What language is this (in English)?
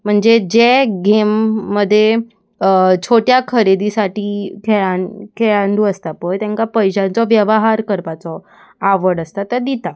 Konkani